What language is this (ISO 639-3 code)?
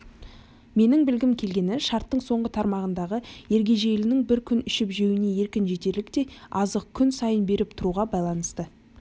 kaz